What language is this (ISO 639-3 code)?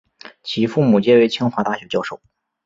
zho